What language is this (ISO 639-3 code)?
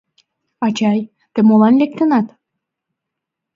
chm